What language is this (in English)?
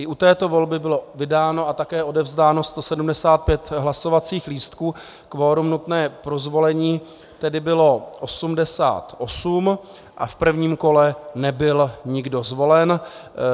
Czech